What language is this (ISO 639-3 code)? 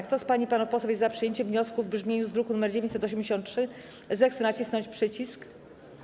pol